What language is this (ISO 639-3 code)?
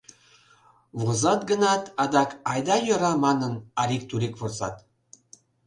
chm